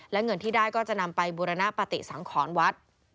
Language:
Thai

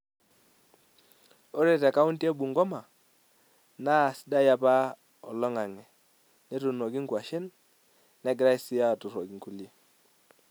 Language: Masai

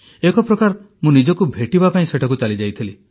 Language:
Odia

